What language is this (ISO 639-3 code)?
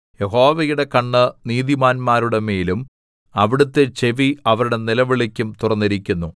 mal